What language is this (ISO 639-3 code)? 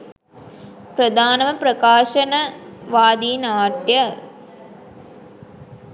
sin